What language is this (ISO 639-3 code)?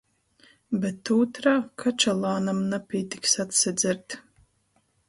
ltg